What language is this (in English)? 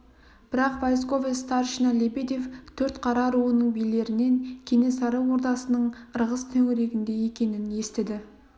Kazakh